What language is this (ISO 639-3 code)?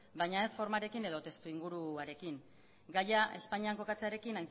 eus